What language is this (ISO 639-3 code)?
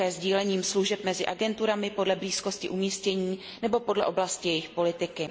ces